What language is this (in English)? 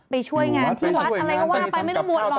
Thai